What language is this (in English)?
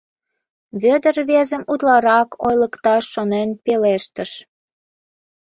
Mari